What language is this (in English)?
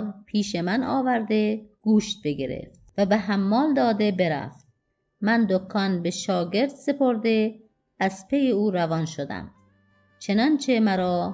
Persian